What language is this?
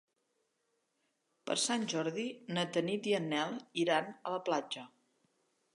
Catalan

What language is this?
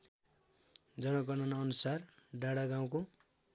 Nepali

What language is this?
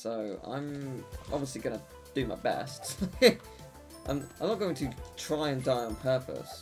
English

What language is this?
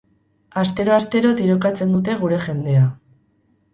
Basque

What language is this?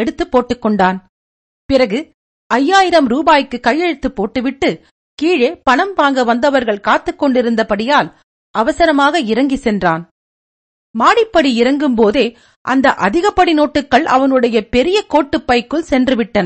Tamil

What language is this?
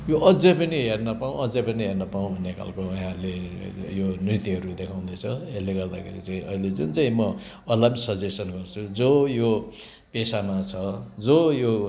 Nepali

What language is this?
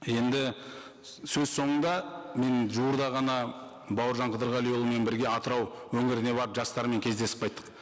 Kazakh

